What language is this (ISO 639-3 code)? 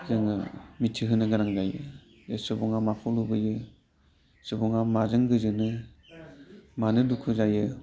brx